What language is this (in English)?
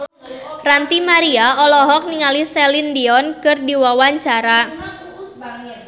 Sundanese